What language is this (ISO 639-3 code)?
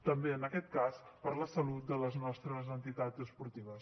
cat